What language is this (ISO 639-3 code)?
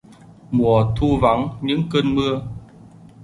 vie